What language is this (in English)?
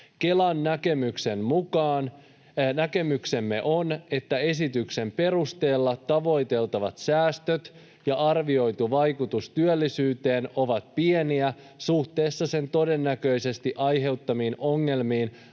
Finnish